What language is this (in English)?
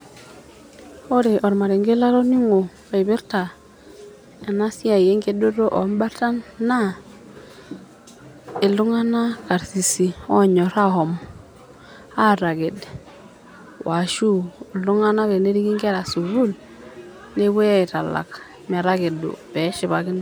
Masai